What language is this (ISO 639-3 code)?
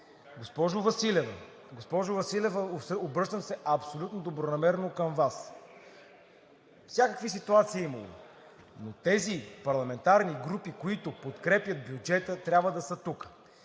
bul